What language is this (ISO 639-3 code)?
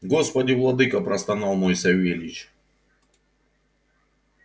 rus